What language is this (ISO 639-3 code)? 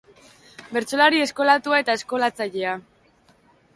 eus